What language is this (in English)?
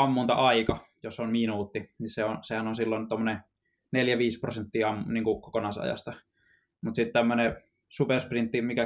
Finnish